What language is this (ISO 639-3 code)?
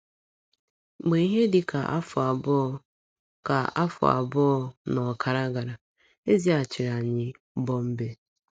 ibo